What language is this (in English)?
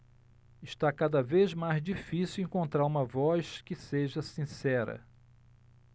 Portuguese